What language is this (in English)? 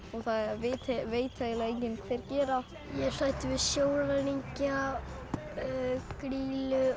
Icelandic